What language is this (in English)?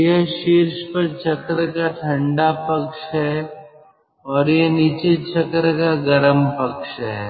Hindi